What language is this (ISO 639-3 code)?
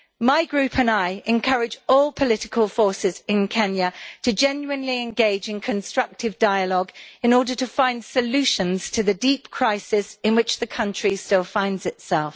eng